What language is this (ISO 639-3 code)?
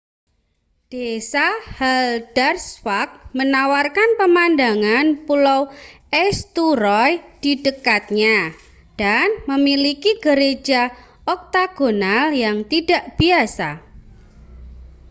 ind